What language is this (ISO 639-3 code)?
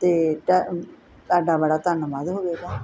pan